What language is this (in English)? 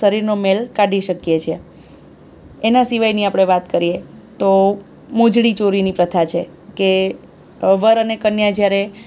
Gujarati